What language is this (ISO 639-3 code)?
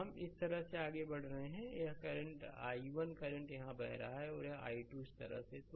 hin